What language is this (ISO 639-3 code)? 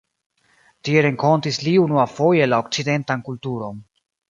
epo